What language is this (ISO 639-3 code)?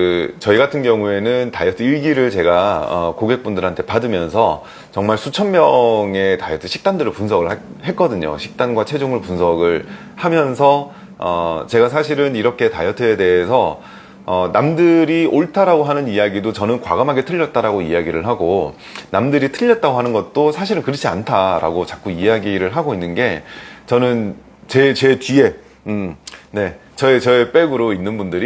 kor